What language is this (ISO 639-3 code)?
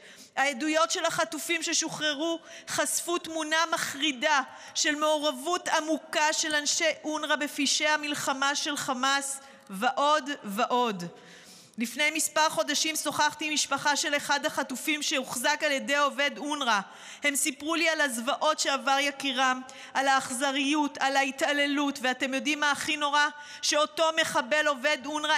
heb